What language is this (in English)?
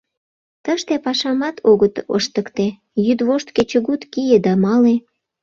Mari